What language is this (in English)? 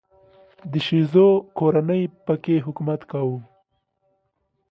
Pashto